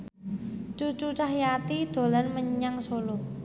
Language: Javanese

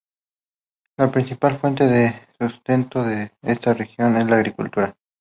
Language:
Spanish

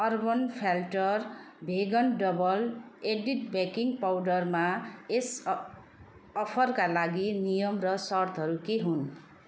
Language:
Nepali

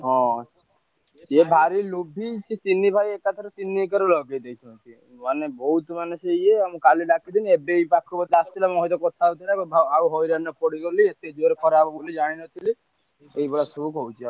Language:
Odia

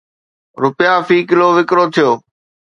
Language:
Sindhi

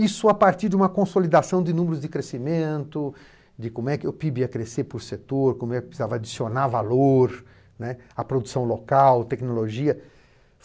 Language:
Portuguese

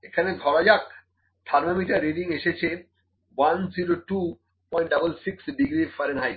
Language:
Bangla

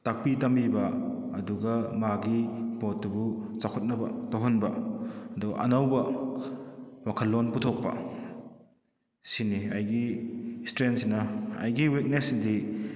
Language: Manipuri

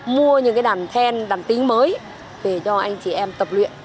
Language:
Vietnamese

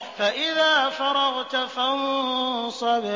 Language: Arabic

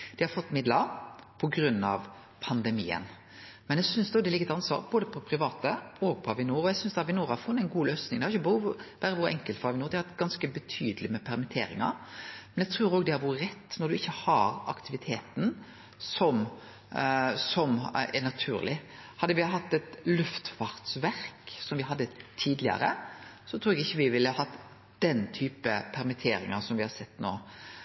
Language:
Norwegian Nynorsk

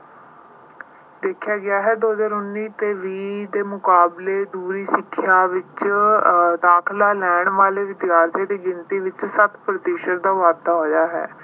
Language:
Punjabi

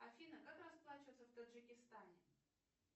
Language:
Russian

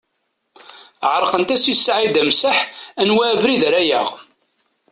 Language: Kabyle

